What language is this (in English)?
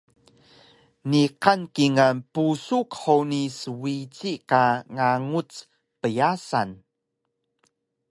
Taroko